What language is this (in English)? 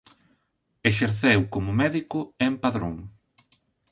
Galician